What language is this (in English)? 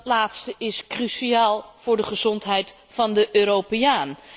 Dutch